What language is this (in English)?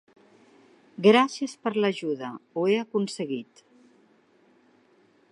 Catalan